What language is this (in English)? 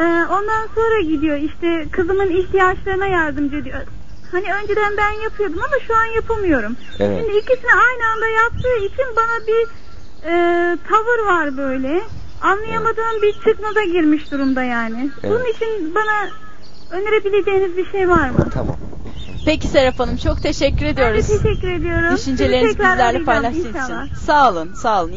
Turkish